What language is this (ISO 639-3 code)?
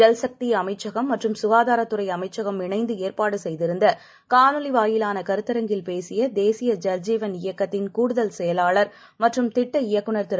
tam